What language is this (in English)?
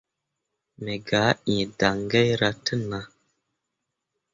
Mundang